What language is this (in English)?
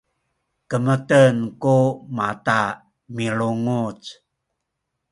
Sakizaya